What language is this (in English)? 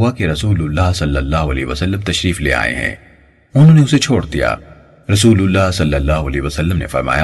Urdu